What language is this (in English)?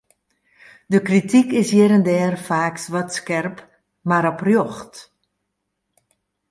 Western Frisian